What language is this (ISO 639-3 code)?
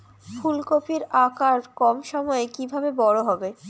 ben